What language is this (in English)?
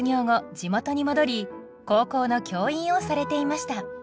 Japanese